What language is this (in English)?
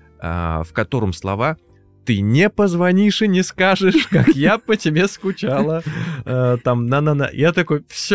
Russian